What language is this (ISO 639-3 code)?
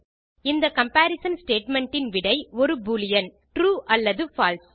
tam